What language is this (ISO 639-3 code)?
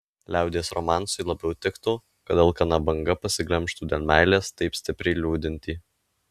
lit